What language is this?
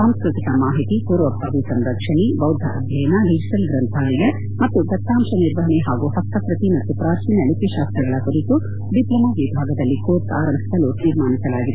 Kannada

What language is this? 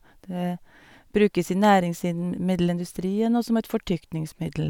Norwegian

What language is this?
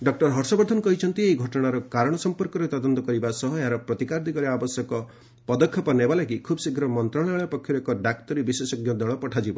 Odia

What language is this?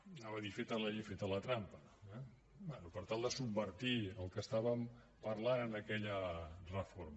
Catalan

